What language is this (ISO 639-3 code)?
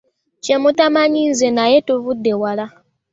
lug